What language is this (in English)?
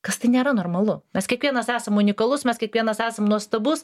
Lithuanian